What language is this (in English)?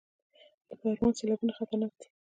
Pashto